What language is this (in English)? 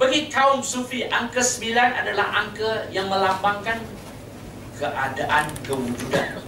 Malay